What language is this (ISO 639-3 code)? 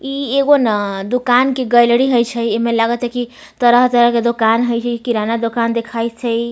mai